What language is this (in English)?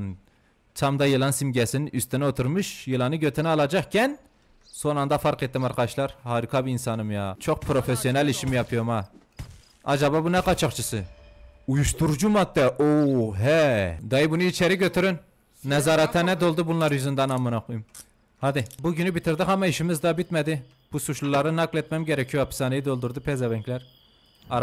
Turkish